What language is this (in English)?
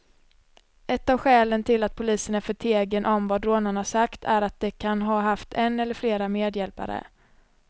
Swedish